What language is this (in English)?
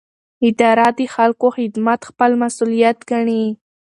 Pashto